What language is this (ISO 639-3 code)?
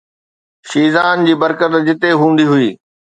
snd